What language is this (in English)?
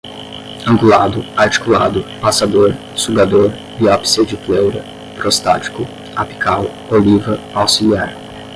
Portuguese